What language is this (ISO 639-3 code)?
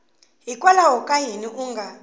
tso